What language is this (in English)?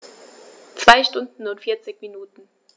German